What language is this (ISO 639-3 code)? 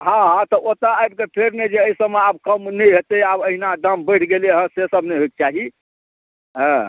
mai